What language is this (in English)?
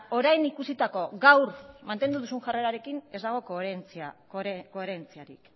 Basque